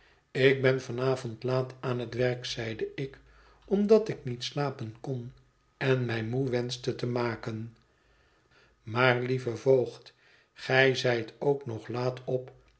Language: Dutch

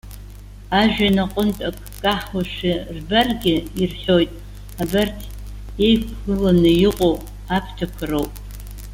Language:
Abkhazian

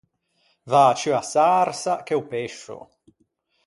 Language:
Ligurian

